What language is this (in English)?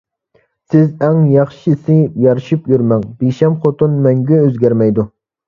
Uyghur